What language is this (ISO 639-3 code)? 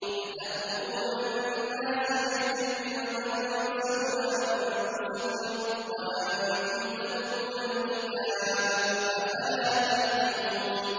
ara